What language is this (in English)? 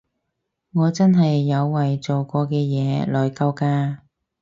Cantonese